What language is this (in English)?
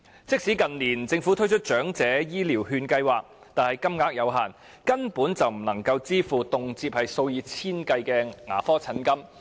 Cantonese